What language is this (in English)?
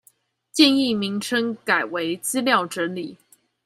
Chinese